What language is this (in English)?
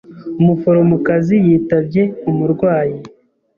Kinyarwanda